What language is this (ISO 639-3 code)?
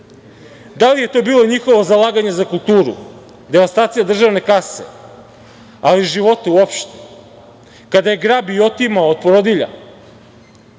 srp